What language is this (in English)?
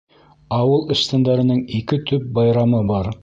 Bashkir